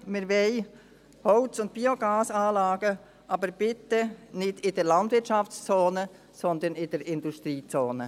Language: Swiss German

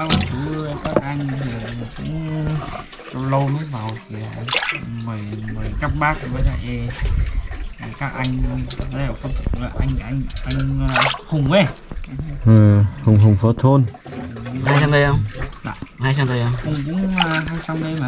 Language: Vietnamese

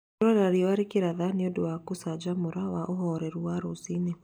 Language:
Kikuyu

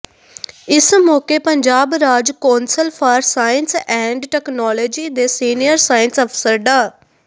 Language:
Punjabi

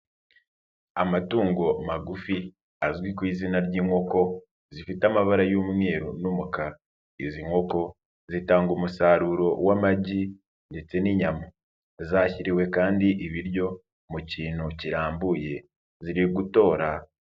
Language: Kinyarwanda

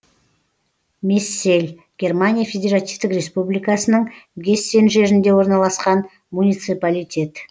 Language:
Kazakh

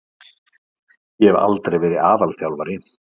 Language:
Icelandic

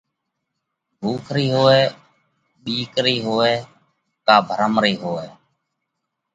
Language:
Parkari Koli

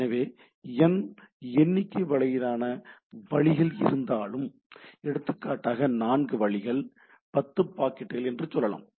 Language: Tamil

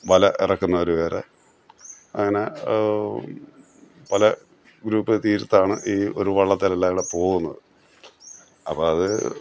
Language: Malayalam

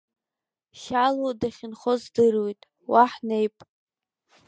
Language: Abkhazian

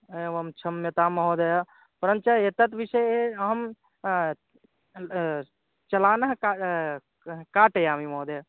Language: Sanskrit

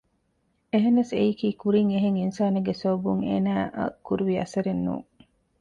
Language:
Divehi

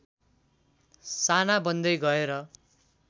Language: Nepali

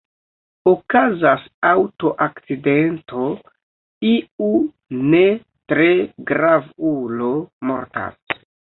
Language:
Esperanto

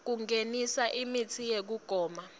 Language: Swati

